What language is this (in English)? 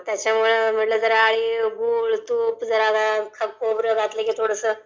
Marathi